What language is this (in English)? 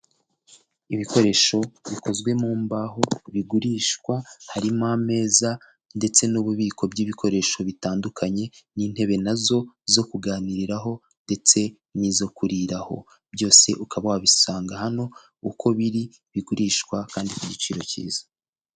Kinyarwanda